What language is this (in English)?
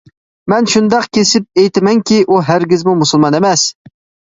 Uyghur